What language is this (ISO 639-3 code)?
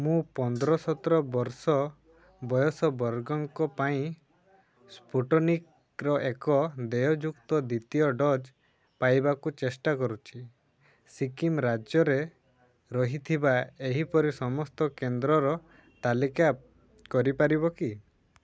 ori